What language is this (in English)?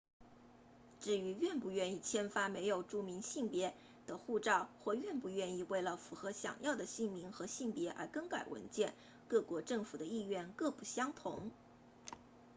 Chinese